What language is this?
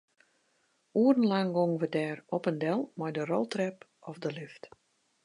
Western Frisian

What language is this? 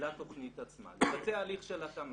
Hebrew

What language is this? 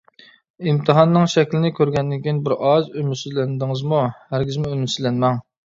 Uyghur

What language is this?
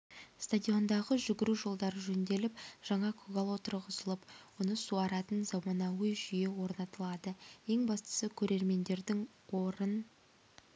Kazakh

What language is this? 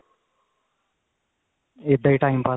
Punjabi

